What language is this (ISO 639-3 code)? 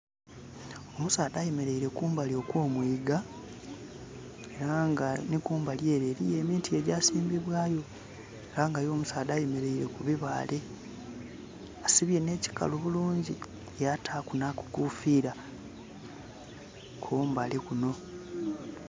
xog